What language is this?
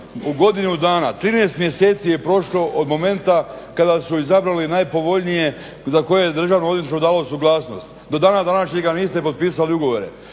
Croatian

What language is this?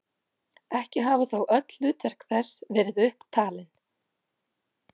Icelandic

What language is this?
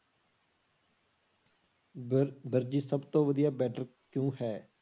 Punjabi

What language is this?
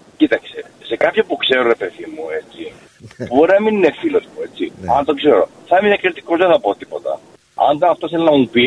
Greek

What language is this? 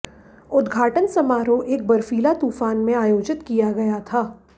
Hindi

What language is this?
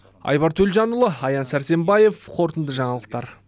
Kazakh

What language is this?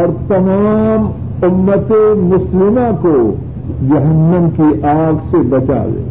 Urdu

